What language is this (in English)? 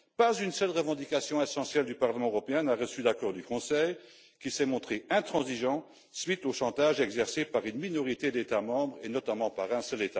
French